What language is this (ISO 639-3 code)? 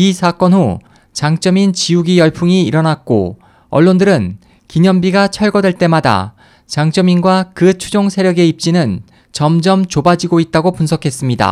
kor